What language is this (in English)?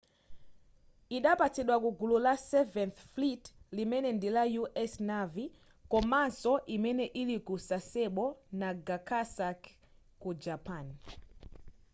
Nyanja